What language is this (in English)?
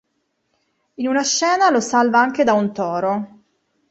Italian